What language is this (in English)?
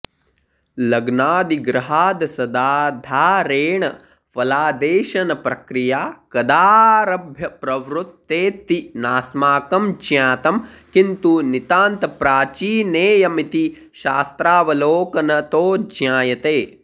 Sanskrit